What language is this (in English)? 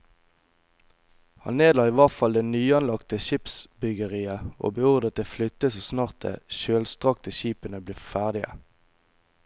Norwegian